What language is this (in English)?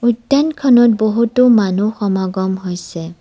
Assamese